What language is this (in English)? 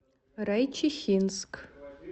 Russian